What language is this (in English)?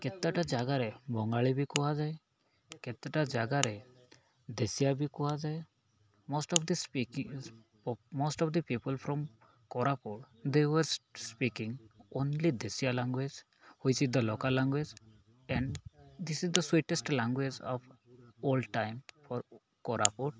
Odia